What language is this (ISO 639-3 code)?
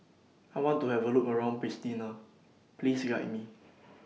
eng